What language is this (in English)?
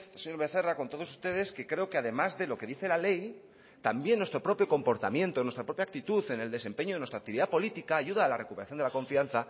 Spanish